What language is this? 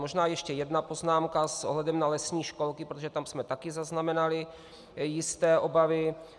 Czech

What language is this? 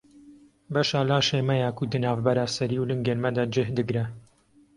Kurdish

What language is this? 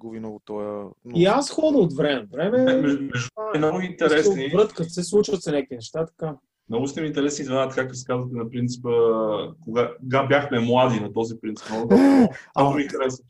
Bulgarian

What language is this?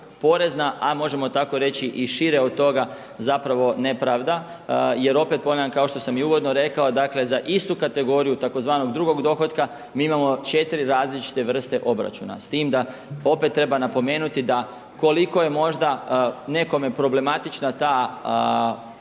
Croatian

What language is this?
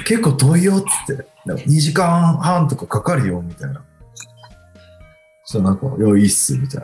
Japanese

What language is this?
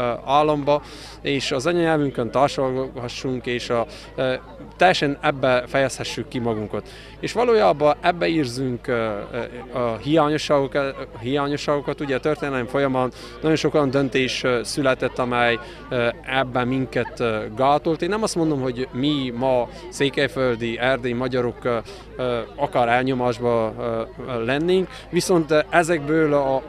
Hungarian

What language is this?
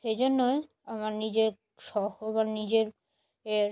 Bangla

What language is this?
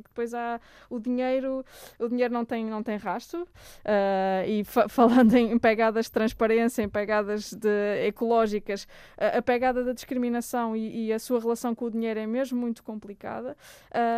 Portuguese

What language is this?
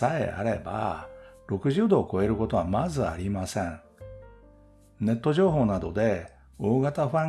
Japanese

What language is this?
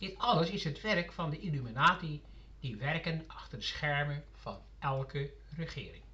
Dutch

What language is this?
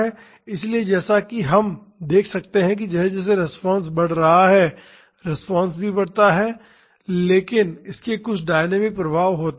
Hindi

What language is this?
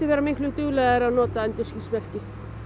Icelandic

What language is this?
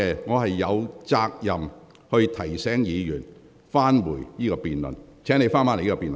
Cantonese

